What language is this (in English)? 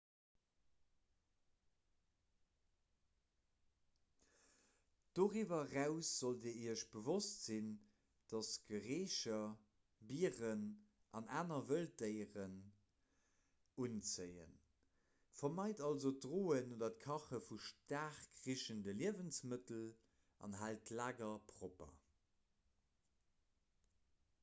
Luxembourgish